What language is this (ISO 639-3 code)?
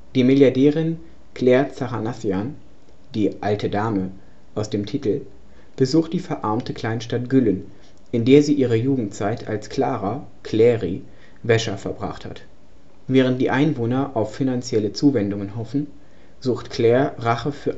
deu